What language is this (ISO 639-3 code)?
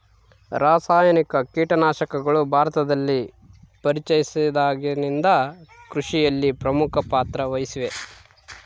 kan